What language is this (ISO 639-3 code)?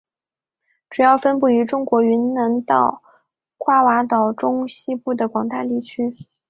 zho